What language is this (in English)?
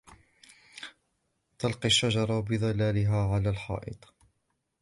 Arabic